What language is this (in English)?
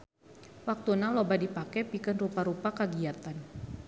Sundanese